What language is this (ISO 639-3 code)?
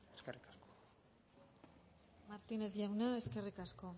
eus